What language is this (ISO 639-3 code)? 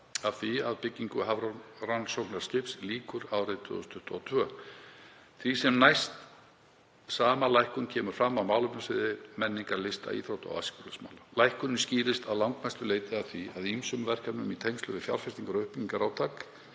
isl